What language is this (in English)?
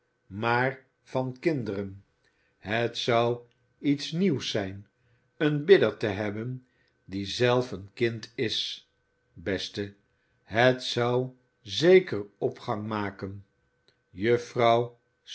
Dutch